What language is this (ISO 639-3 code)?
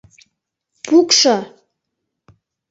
chm